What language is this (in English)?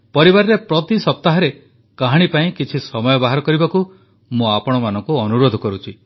Odia